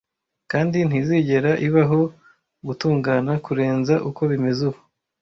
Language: Kinyarwanda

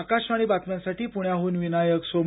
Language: Marathi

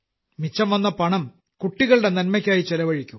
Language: Malayalam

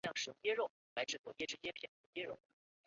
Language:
Chinese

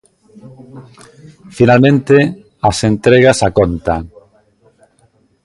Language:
Galician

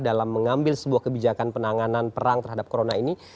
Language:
Indonesian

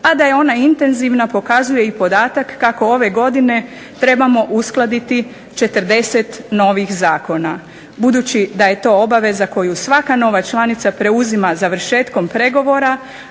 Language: Croatian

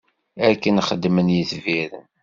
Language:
Kabyle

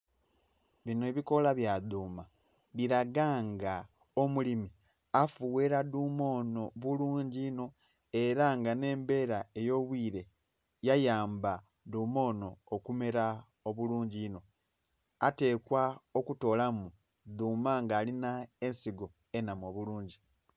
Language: Soga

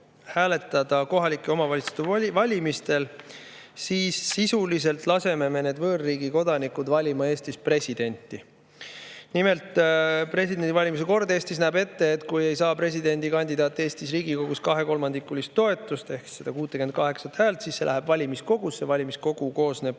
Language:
Estonian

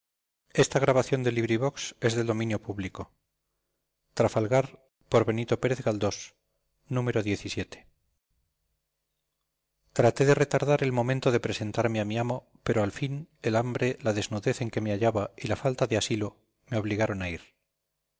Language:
Spanish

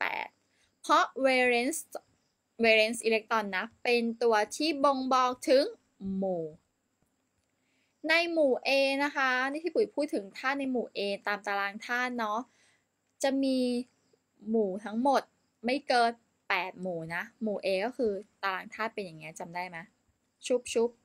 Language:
Thai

